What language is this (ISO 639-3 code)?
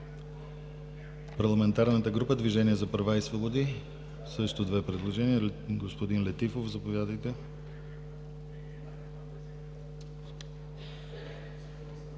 bul